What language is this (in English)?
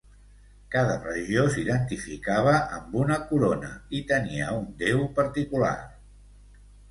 Catalan